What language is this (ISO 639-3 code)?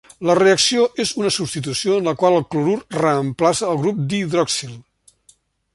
cat